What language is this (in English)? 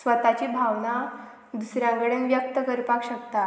Konkani